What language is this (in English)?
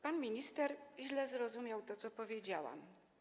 Polish